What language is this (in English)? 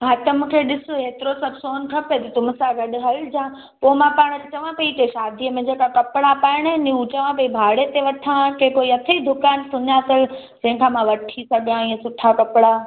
Sindhi